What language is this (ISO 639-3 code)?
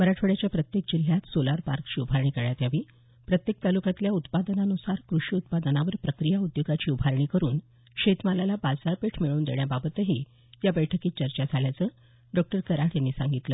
mar